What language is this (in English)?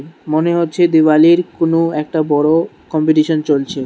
Bangla